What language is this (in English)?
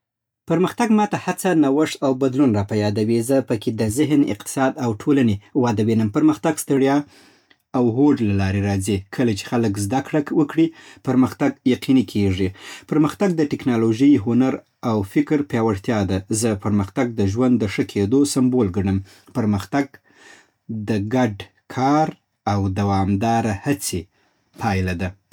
Southern Pashto